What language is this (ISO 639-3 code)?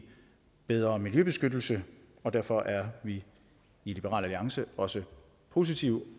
dan